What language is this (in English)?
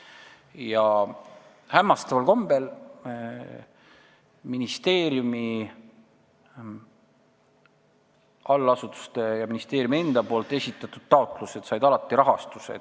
Estonian